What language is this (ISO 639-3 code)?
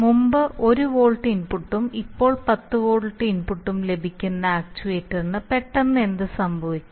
mal